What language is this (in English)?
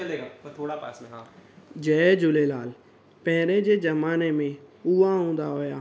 Sindhi